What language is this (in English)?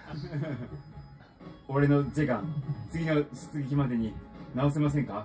Japanese